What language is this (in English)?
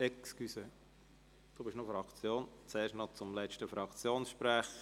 Swiss German